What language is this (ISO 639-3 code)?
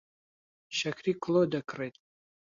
ckb